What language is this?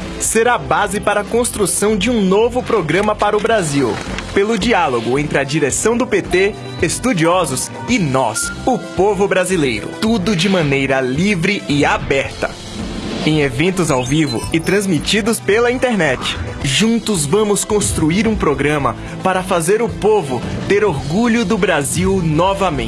Portuguese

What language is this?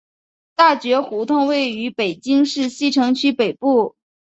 Chinese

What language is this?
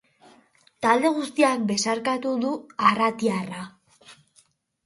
Basque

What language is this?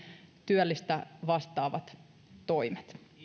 Finnish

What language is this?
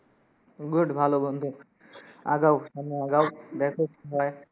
Bangla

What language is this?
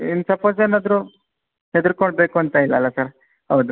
Kannada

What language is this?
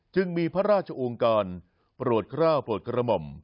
Thai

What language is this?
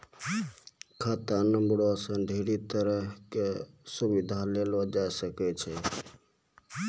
Maithili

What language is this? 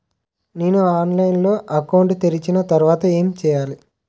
Telugu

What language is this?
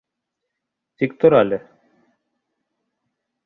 Bashkir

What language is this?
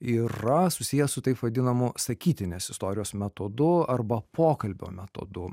Lithuanian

